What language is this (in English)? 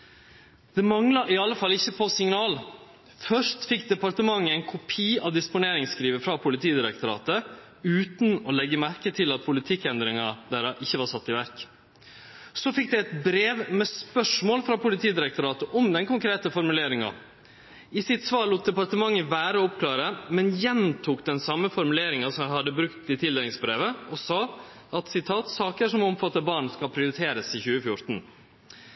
Norwegian Nynorsk